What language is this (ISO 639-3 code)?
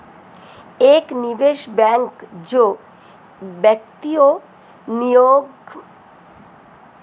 hin